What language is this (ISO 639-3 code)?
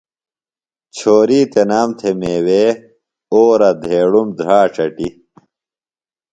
phl